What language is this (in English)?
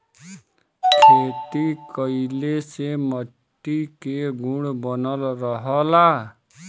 Bhojpuri